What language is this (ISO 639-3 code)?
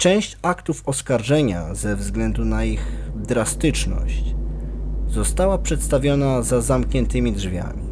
pol